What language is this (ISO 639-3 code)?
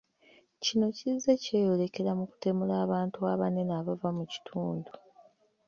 lug